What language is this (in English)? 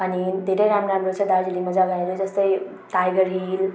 Nepali